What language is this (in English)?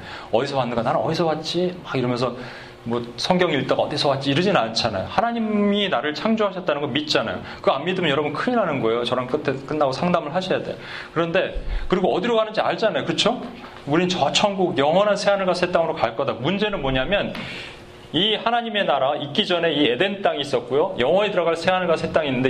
Korean